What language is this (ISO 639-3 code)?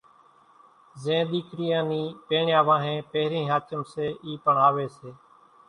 gjk